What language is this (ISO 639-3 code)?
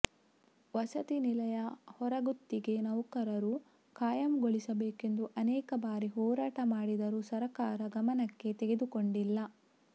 kan